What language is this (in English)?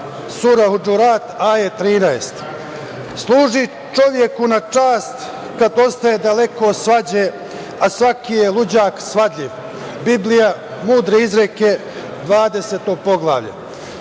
Serbian